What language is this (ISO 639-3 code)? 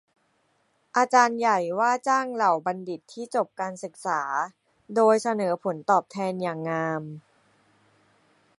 tha